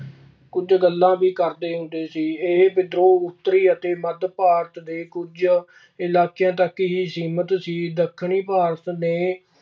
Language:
Punjabi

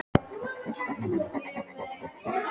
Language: Icelandic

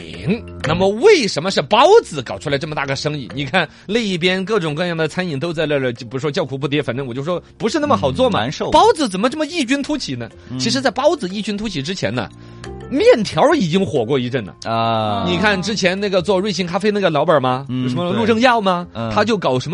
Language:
Chinese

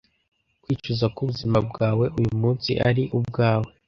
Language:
Kinyarwanda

